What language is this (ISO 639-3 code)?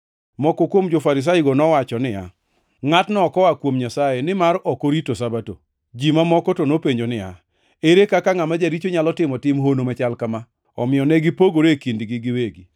luo